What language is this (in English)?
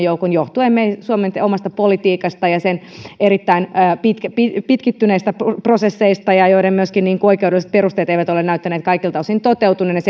Finnish